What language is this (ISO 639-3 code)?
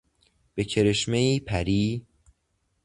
fas